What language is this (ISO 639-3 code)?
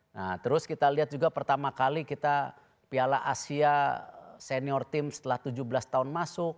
ind